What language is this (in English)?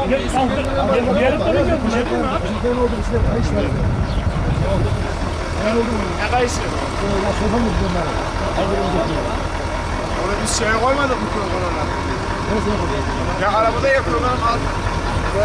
Turkish